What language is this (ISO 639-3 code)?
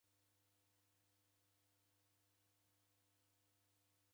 dav